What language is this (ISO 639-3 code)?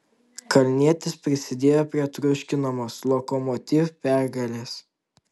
lit